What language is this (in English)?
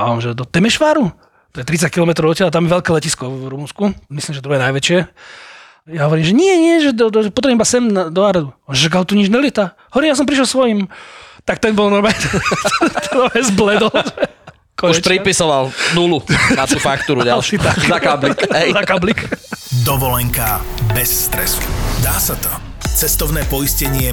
Slovak